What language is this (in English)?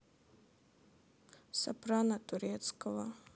Russian